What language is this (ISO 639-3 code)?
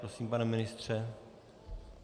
ces